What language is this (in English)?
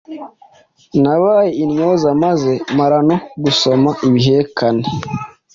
Kinyarwanda